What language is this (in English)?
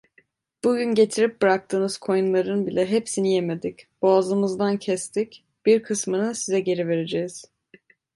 Turkish